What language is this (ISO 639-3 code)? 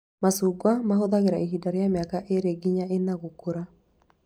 kik